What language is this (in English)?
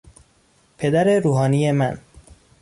Persian